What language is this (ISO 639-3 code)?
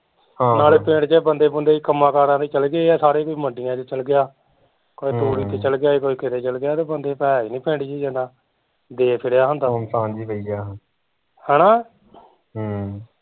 pan